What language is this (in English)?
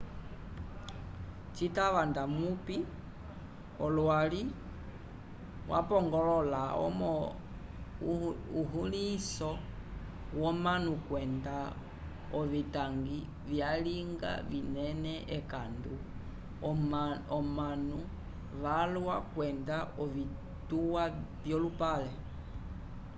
Umbundu